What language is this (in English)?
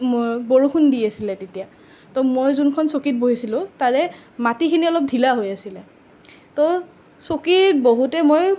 Assamese